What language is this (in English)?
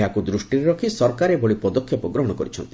Odia